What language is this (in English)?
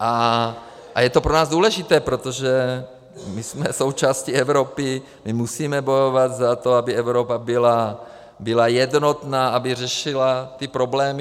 Czech